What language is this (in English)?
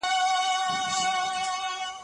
Pashto